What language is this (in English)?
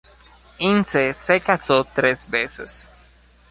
Spanish